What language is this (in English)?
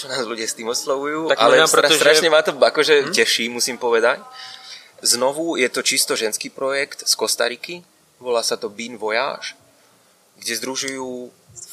Czech